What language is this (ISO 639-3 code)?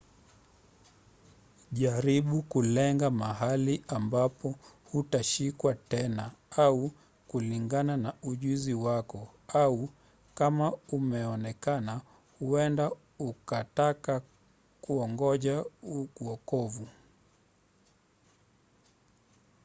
swa